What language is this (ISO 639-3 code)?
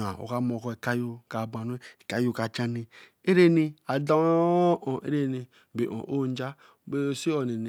elm